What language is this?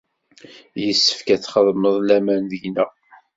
Kabyle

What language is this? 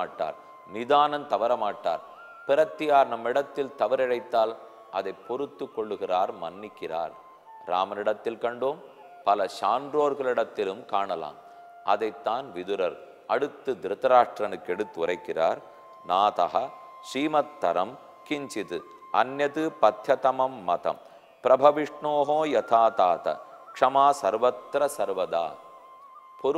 Romanian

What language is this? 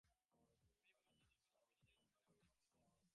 Bangla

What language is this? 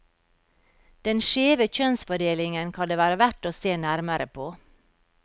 Norwegian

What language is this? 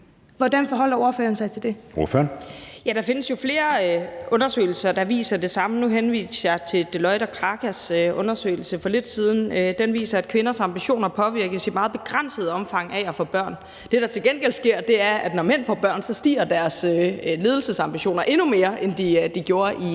Danish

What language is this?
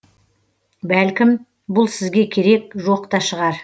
Kazakh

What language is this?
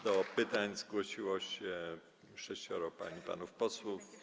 Polish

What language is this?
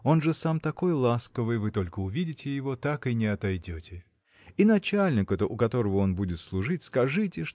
Russian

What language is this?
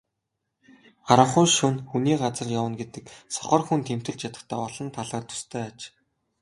Mongolian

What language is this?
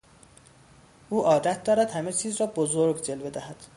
Persian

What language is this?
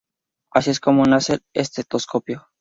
Spanish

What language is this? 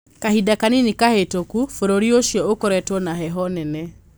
Kikuyu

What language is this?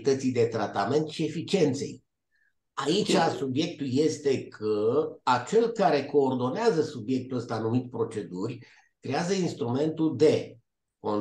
Romanian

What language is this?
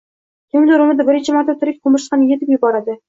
Uzbek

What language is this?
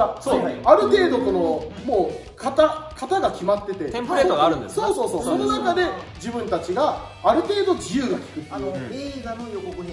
Japanese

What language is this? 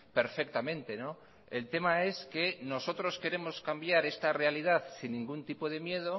Spanish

